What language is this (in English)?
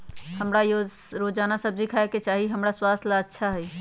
Magahi